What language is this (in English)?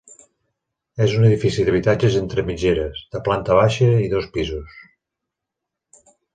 Catalan